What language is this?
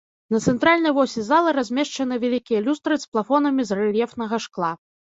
Belarusian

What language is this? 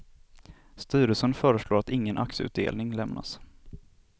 Swedish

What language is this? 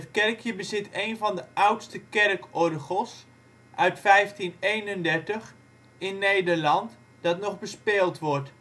Dutch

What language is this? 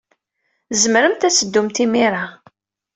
Kabyle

